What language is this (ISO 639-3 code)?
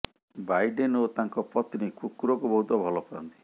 ori